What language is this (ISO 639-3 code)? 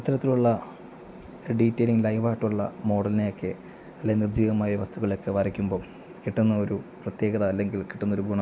mal